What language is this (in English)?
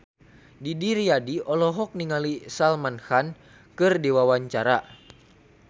Sundanese